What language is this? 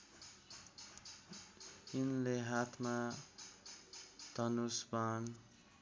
Nepali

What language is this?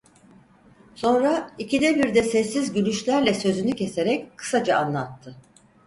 Turkish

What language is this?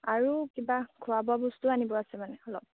Assamese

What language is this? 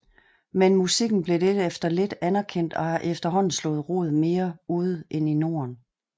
Danish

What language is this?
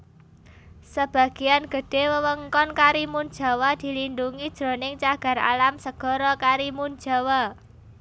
Javanese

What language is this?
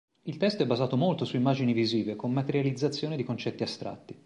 Italian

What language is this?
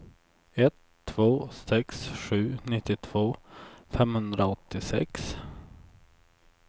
Swedish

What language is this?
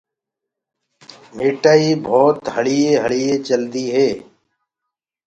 Gurgula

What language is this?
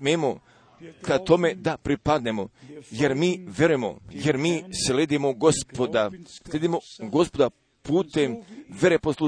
Croatian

